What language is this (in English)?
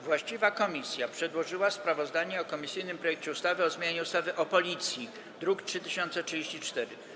Polish